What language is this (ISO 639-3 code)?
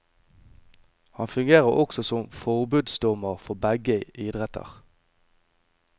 nor